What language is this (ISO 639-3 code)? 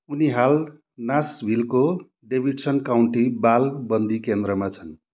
nep